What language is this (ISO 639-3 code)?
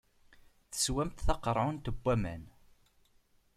kab